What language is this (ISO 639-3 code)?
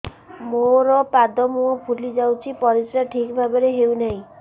ori